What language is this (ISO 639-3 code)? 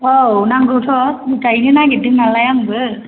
brx